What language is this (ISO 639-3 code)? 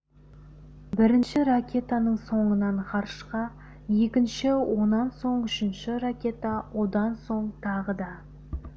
kaz